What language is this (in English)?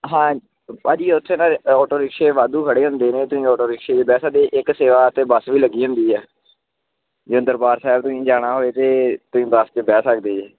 Punjabi